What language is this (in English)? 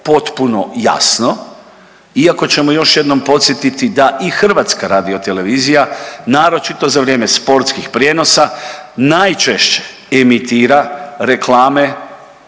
Croatian